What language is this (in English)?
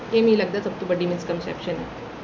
Dogri